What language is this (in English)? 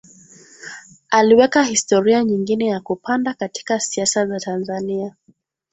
Swahili